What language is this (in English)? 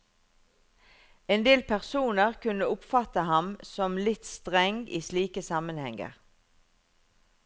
Norwegian